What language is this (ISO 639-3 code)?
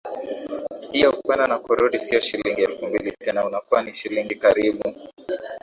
swa